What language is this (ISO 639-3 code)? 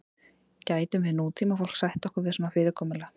isl